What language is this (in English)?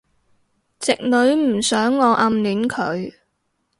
Cantonese